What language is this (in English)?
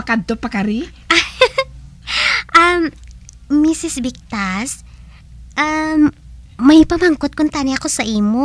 Filipino